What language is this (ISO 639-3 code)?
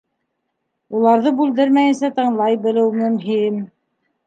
bak